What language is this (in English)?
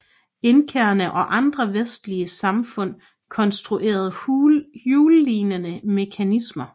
Danish